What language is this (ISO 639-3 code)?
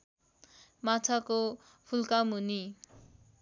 nep